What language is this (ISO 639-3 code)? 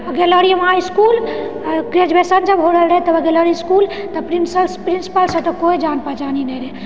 mai